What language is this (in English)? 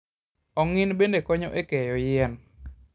Luo (Kenya and Tanzania)